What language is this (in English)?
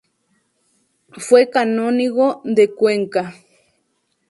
Spanish